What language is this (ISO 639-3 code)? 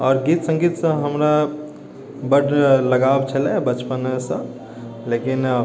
mai